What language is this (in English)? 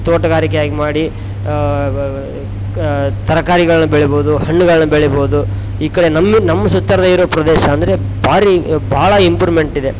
Kannada